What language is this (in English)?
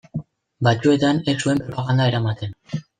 Basque